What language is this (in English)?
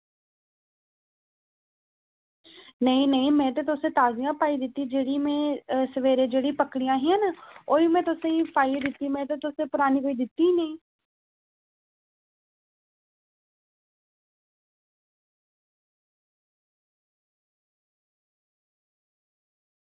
Dogri